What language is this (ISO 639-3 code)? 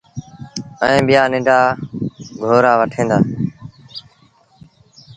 sbn